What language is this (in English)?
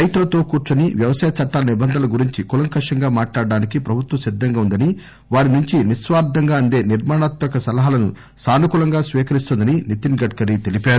Telugu